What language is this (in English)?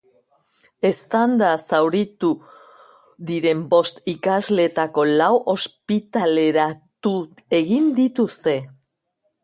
Basque